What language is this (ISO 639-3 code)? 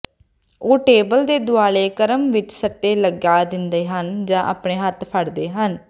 pan